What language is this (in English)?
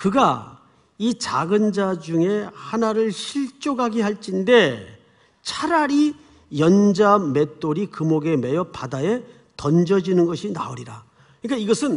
Korean